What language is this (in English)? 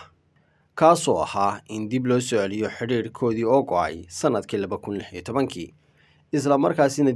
Arabic